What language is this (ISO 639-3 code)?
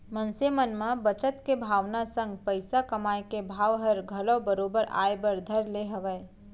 hne